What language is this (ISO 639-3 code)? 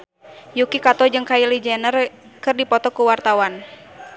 sun